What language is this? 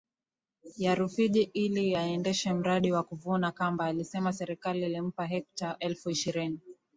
Swahili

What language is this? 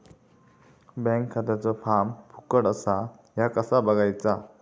Marathi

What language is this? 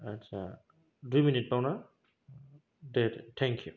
Bodo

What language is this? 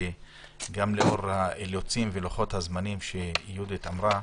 Hebrew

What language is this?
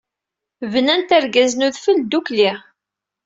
Kabyle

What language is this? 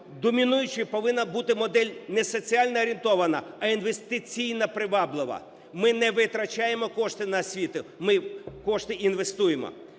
Ukrainian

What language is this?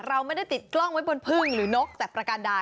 Thai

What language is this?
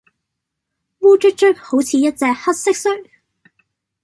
Cantonese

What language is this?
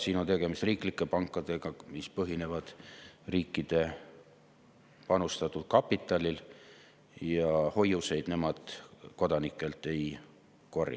Estonian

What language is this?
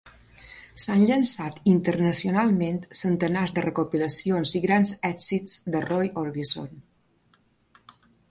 Catalan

